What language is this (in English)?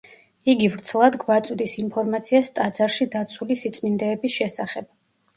Georgian